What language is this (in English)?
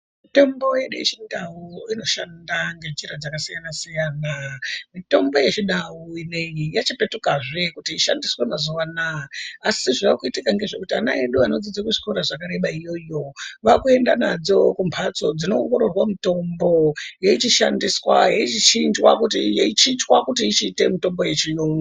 Ndau